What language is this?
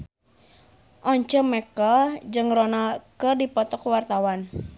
Sundanese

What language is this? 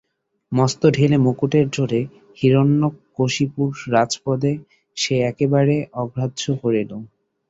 Bangla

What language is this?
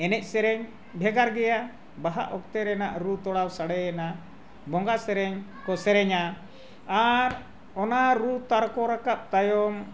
Santali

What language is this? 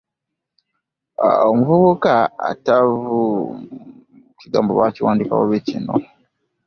Ganda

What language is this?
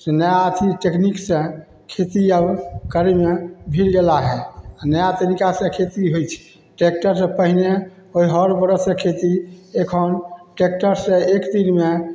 Maithili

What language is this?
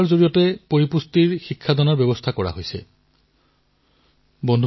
Assamese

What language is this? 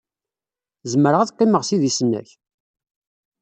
Kabyle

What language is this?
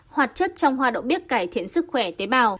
Vietnamese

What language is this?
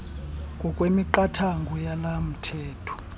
Xhosa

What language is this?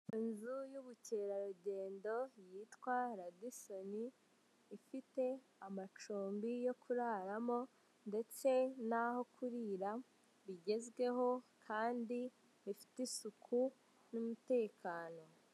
Kinyarwanda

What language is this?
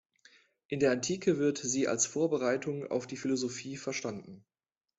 German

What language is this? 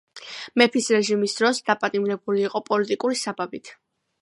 Georgian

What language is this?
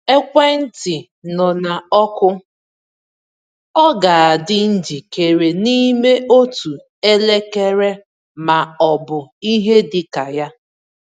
Igbo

